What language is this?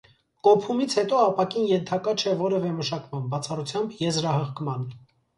Armenian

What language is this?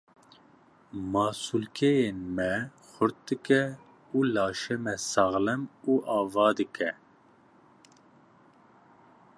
Kurdish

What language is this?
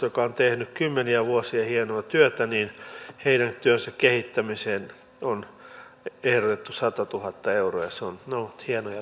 Finnish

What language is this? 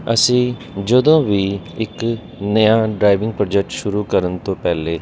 Punjabi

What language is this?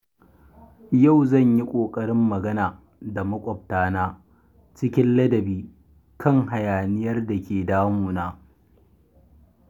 Hausa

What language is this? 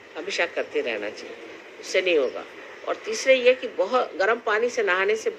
Hindi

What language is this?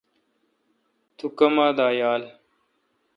Kalkoti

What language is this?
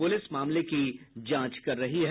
Hindi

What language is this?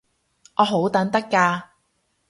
Cantonese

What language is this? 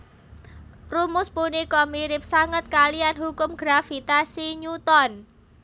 Javanese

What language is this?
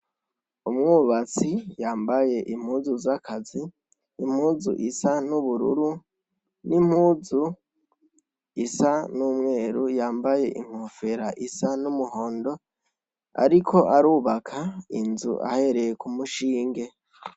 Rundi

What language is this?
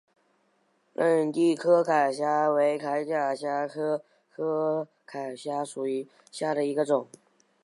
Chinese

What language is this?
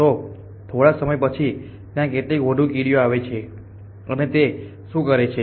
Gujarati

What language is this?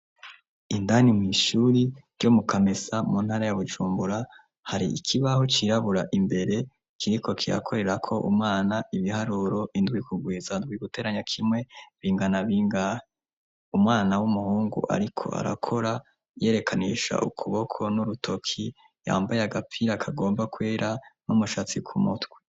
Rundi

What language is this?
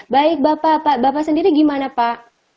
Indonesian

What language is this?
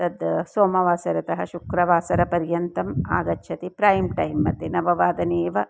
Sanskrit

